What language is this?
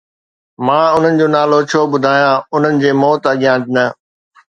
Sindhi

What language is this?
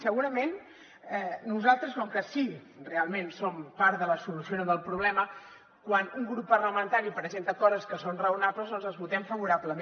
Catalan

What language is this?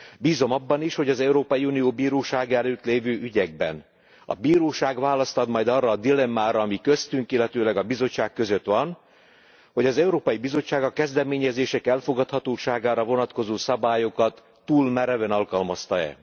Hungarian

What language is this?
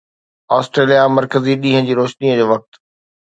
Sindhi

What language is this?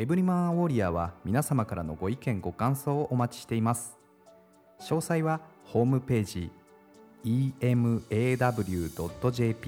Japanese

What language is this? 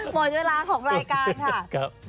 Thai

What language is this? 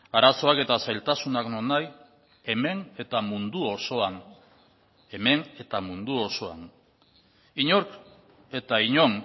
Basque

